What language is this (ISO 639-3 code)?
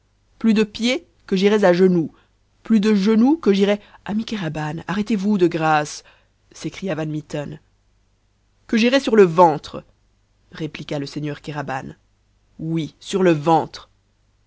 fra